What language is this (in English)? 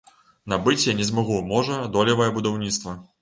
Belarusian